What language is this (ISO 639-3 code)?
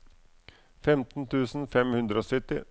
nor